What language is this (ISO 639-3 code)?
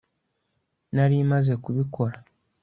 kin